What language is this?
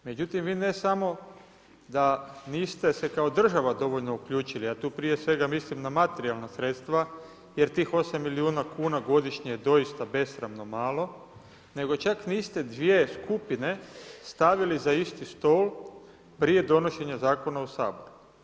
Croatian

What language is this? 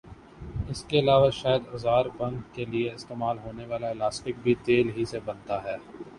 Urdu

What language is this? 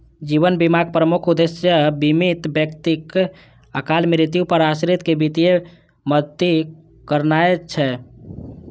Maithili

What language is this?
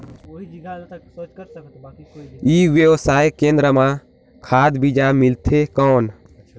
Chhattisgarhi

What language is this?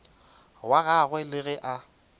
Northern Sotho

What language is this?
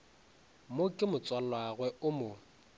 Northern Sotho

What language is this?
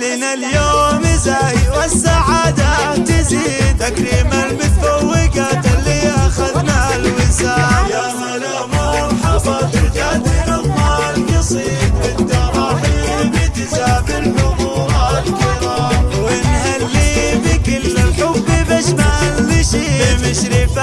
Arabic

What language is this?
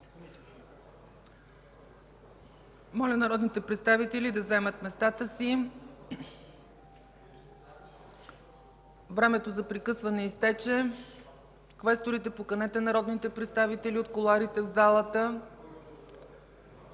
Bulgarian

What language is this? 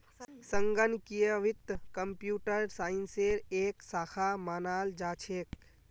Magahi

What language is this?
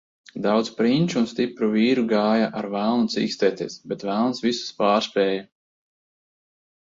Latvian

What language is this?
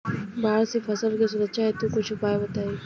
Bhojpuri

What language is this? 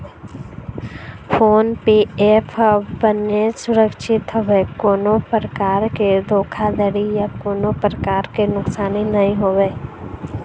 Chhattisgarhi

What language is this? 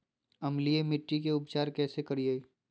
Magahi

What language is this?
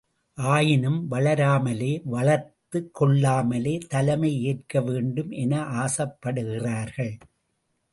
Tamil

